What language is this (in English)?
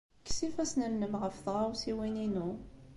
Kabyle